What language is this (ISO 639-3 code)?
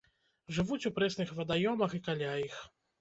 bel